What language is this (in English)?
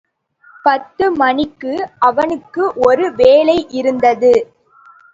Tamil